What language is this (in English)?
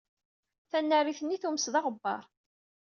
Kabyle